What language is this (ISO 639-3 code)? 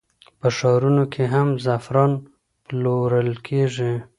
pus